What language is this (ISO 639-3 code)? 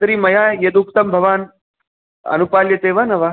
san